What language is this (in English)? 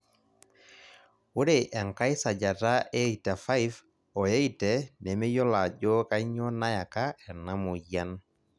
Masai